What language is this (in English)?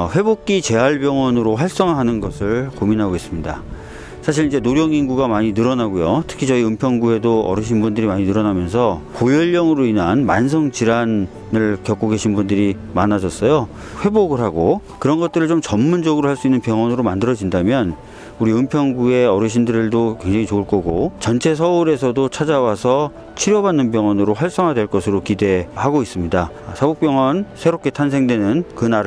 Korean